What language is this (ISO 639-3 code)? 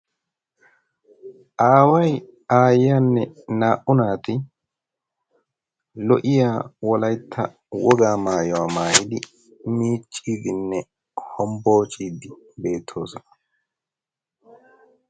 wal